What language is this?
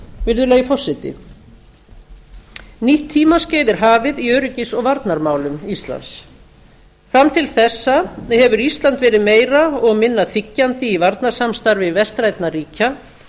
Icelandic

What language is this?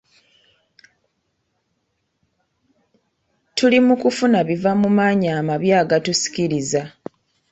Ganda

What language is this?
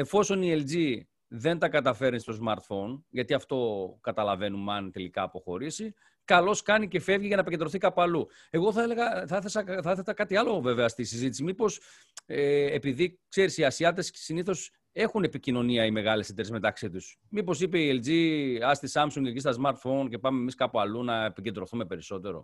Greek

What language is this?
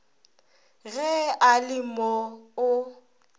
Northern Sotho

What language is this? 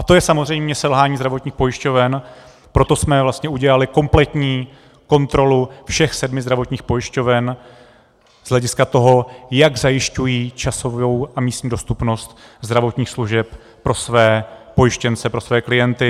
Czech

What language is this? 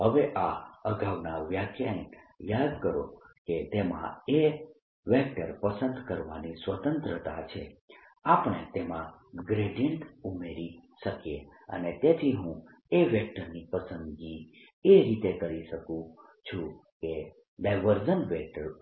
Gujarati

